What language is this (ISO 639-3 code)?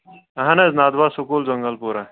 kas